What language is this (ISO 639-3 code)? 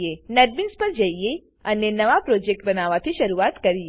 guj